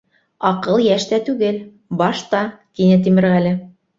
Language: Bashkir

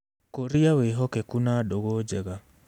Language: Kikuyu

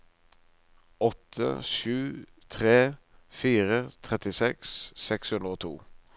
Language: Norwegian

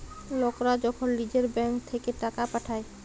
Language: Bangla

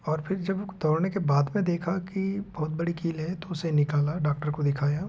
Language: Hindi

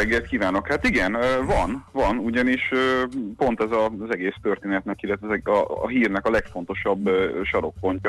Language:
Hungarian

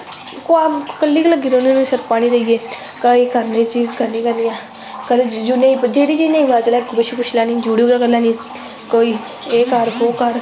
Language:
Dogri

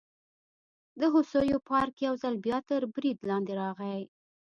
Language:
Pashto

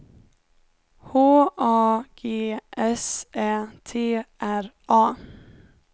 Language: Swedish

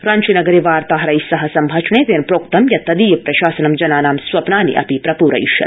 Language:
Sanskrit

